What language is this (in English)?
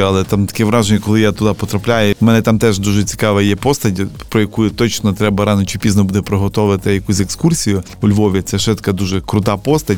Ukrainian